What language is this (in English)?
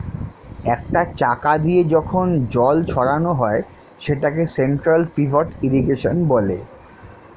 Bangla